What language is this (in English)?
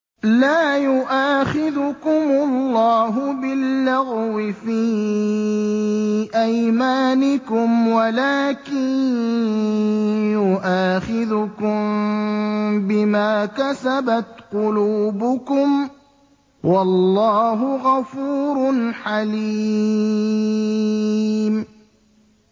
Arabic